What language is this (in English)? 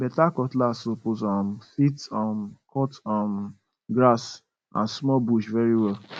Nigerian Pidgin